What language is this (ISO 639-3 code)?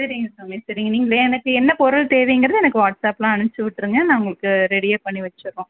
tam